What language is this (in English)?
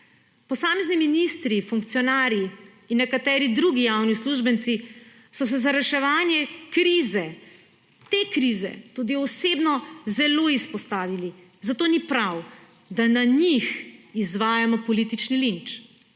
Slovenian